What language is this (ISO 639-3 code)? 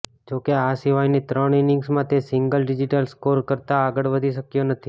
guj